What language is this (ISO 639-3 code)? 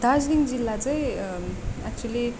nep